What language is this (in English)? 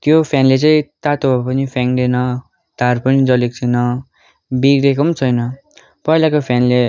Nepali